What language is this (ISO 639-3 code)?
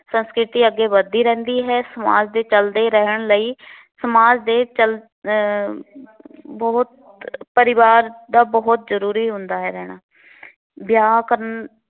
pan